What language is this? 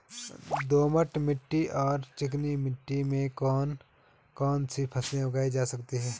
Hindi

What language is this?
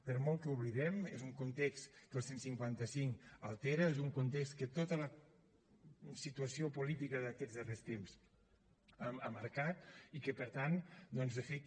Catalan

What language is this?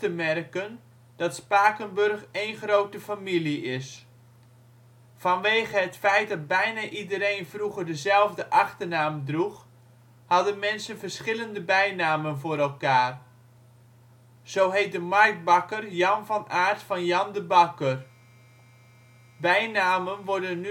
Dutch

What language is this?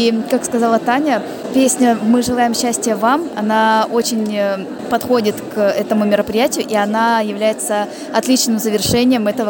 Russian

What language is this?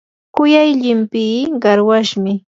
Yanahuanca Pasco Quechua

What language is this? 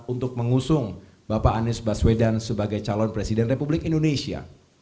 Indonesian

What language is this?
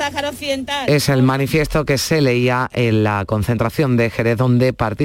Spanish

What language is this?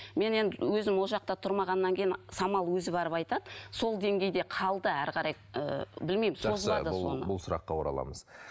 Kazakh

